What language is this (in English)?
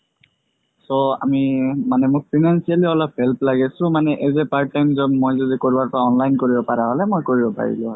Assamese